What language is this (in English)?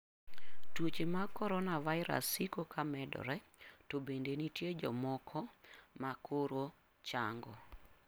Luo (Kenya and Tanzania)